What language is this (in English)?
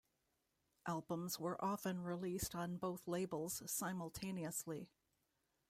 English